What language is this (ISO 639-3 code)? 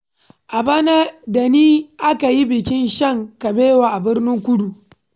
hau